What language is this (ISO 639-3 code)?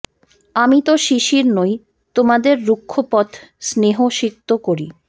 ben